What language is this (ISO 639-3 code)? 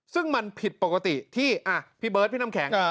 tha